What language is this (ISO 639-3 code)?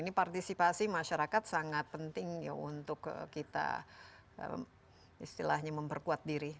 ind